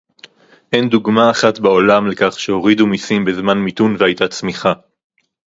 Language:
Hebrew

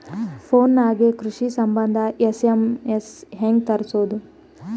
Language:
Kannada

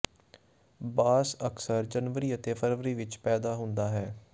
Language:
Punjabi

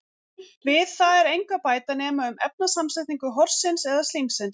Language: Icelandic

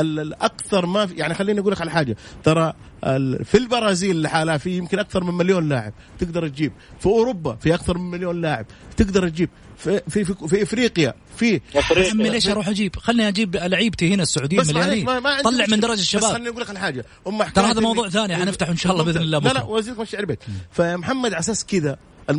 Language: Arabic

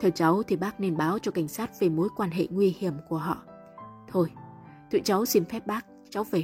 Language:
Vietnamese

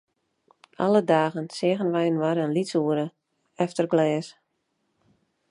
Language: Western Frisian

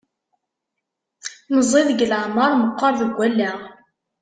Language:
Kabyle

